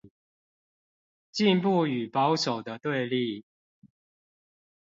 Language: Chinese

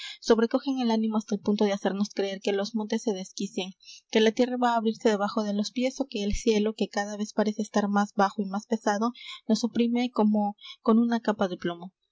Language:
Spanish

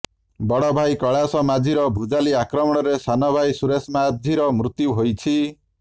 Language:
Odia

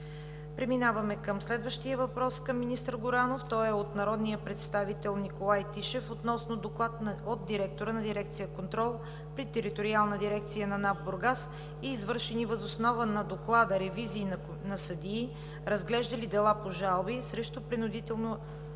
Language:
Bulgarian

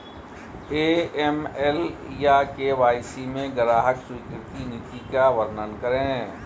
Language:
Hindi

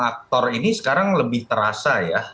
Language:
Indonesian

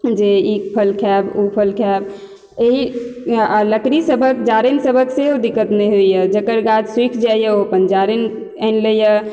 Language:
Maithili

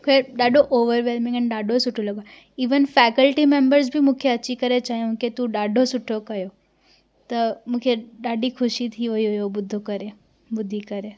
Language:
Sindhi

